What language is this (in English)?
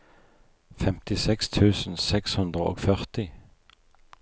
Norwegian